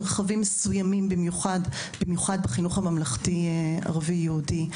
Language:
Hebrew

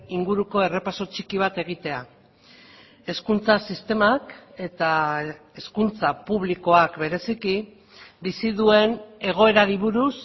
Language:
Basque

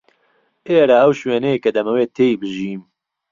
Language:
Central Kurdish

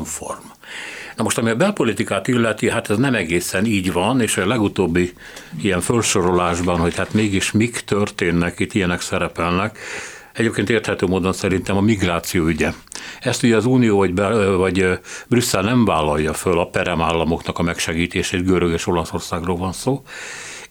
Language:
Hungarian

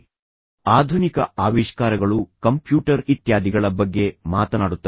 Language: Kannada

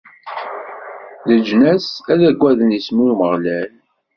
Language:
Kabyle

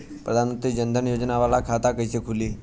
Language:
Bhojpuri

